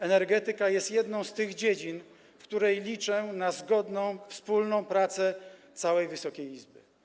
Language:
Polish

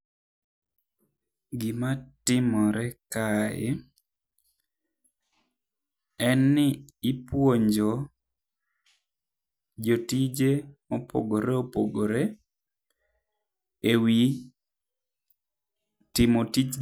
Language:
Luo (Kenya and Tanzania)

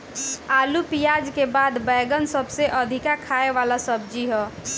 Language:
Bhojpuri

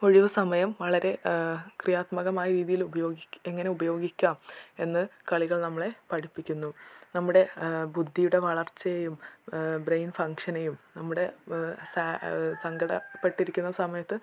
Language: Malayalam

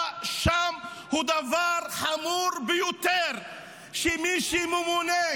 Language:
Hebrew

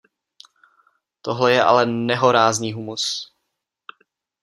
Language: Czech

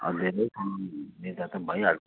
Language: Nepali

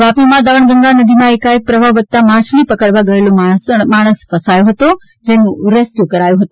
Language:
Gujarati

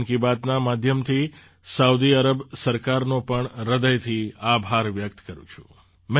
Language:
Gujarati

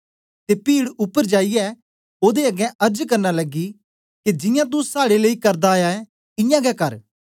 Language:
Dogri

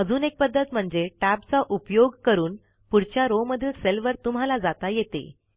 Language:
Marathi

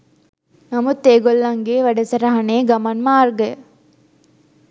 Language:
Sinhala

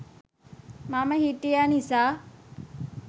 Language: Sinhala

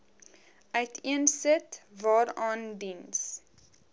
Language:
Afrikaans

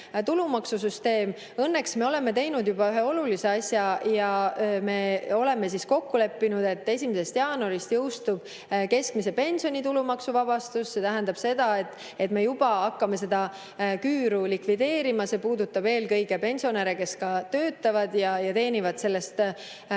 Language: Estonian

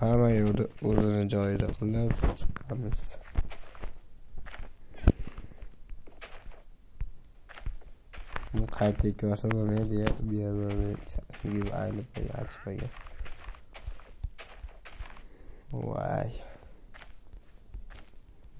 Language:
Turkish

